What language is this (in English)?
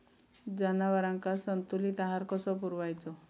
Marathi